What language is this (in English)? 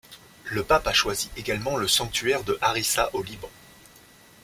French